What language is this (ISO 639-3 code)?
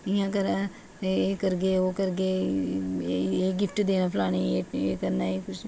doi